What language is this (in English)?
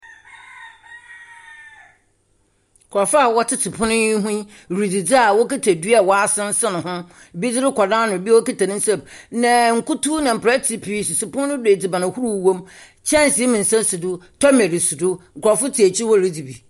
Akan